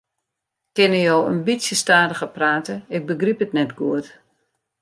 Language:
Western Frisian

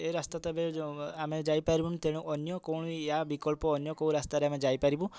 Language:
Odia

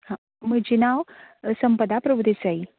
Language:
Konkani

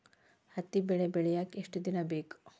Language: Kannada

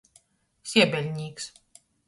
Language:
Latgalian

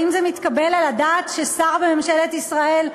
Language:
Hebrew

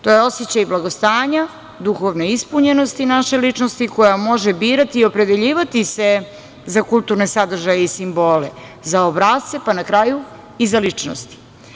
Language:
Serbian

